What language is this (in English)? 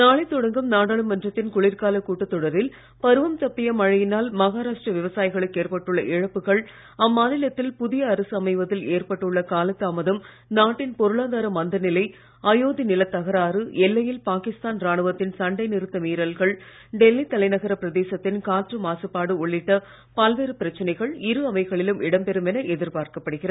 Tamil